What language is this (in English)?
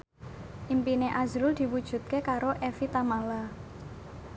Javanese